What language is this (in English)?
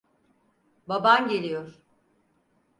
Turkish